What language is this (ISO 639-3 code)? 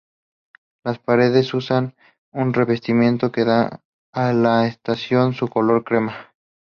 spa